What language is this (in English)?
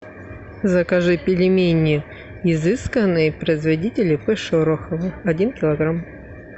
Russian